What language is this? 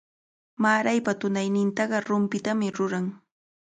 Cajatambo North Lima Quechua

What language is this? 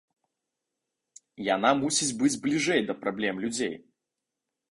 Belarusian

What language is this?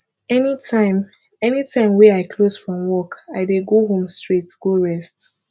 Nigerian Pidgin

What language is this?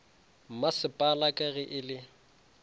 Northern Sotho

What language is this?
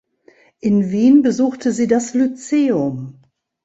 German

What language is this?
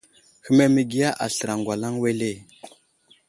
Wuzlam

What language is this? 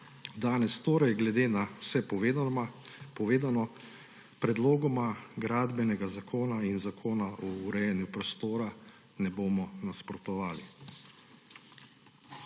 Slovenian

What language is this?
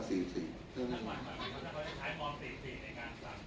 Thai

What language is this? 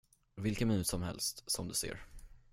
Swedish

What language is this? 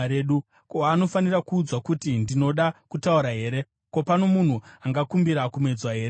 Shona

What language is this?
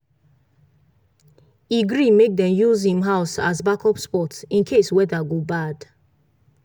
Nigerian Pidgin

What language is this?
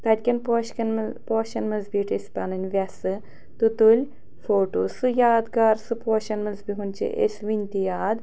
Kashmiri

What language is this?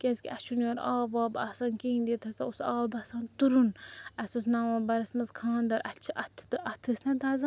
Kashmiri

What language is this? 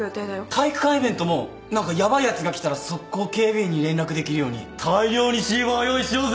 Japanese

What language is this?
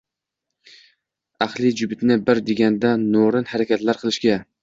Uzbek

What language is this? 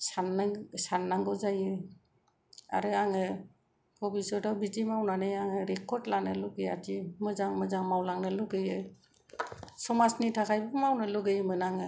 Bodo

